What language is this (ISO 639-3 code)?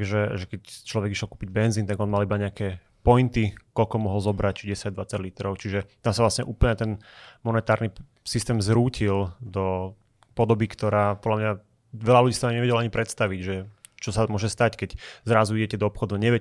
slk